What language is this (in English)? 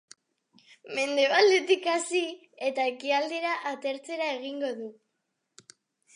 Basque